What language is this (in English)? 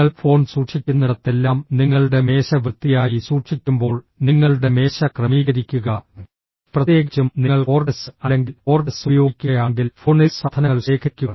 Malayalam